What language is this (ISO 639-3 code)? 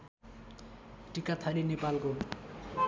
nep